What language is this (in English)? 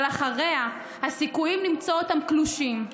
Hebrew